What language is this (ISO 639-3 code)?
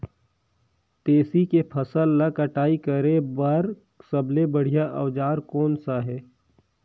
hne